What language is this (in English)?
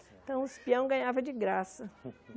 Portuguese